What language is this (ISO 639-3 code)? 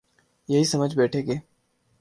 urd